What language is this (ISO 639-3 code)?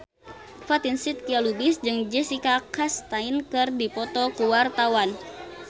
sun